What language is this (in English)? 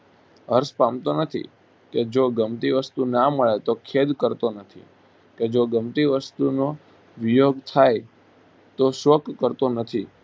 Gujarati